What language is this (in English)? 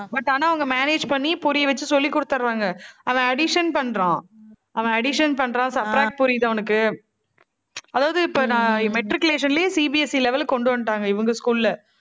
Tamil